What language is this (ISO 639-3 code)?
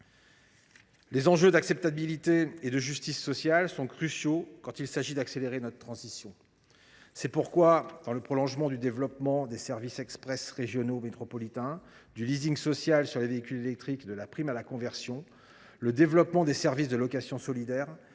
fra